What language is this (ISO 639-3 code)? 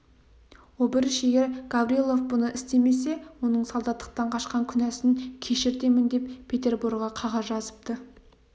kaz